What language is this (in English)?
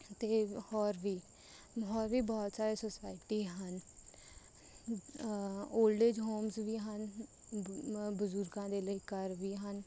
Punjabi